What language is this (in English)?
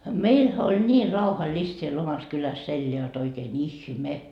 Finnish